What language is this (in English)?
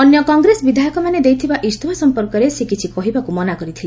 Odia